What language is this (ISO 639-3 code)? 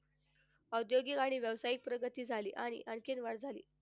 mar